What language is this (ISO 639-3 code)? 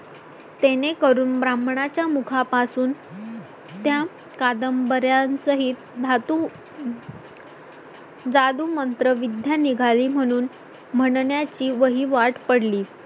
mar